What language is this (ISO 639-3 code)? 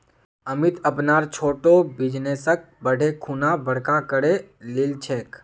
mag